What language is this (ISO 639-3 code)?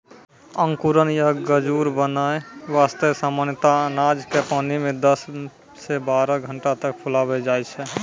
mai